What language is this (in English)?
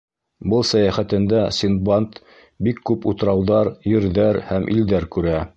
Bashkir